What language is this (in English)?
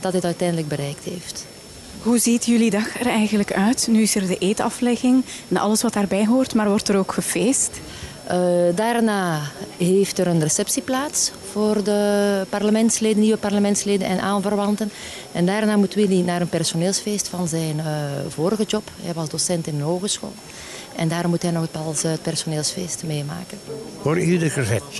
Dutch